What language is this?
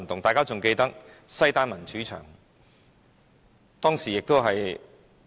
Cantonese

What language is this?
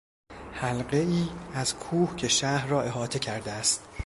Persian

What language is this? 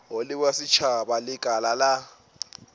Northern Sotho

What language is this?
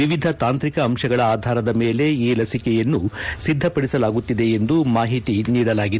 Kannada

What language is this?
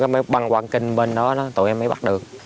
Vietnamese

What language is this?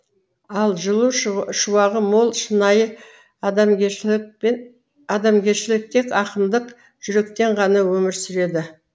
Kazakh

